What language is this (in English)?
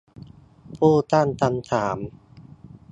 Thai